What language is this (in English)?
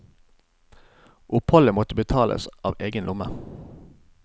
Norwegian